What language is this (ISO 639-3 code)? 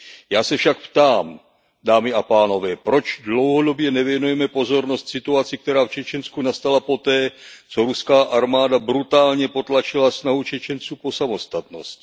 ces